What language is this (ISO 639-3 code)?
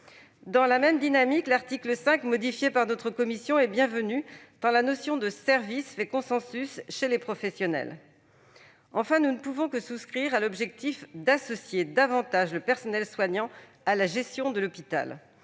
fra